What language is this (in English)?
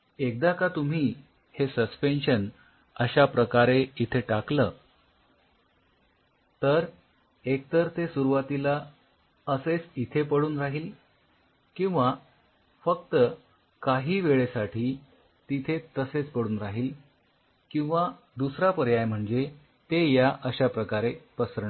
Marathi